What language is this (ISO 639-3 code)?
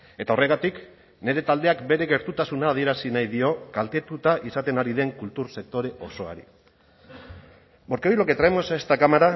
eus